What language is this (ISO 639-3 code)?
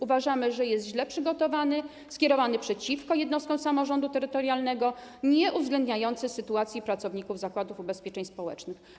pol